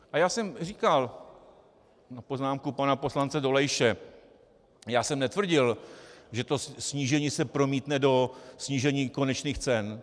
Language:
Czech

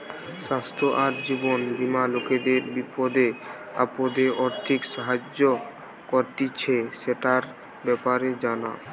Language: Bangla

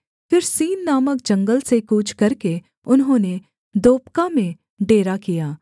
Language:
Hindi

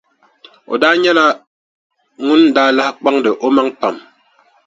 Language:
Dagbani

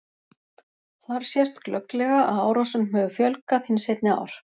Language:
Icelandic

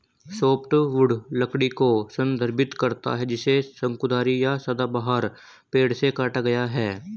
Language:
Hindi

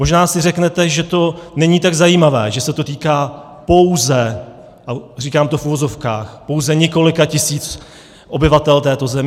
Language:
Czech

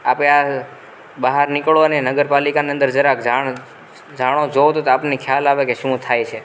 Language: Gujarati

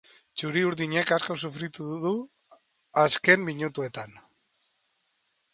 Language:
Basque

